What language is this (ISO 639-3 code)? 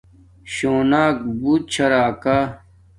dmk